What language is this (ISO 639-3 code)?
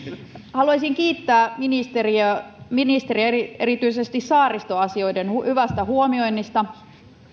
fin